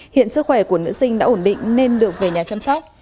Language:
Vietnamese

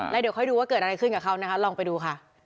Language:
Thai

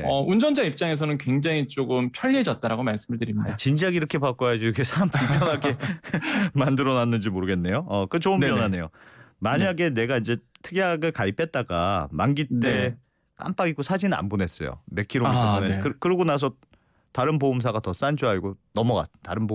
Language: Korean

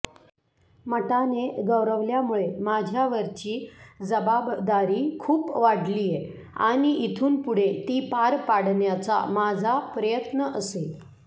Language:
Marathi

